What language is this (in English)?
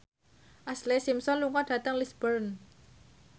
Javanese